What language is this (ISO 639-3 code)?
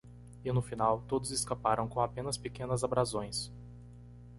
por